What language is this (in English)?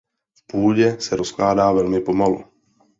Czech